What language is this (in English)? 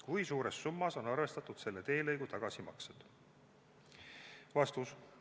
Estonian